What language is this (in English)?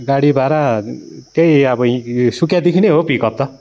Nepali